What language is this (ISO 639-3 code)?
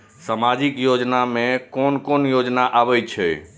mai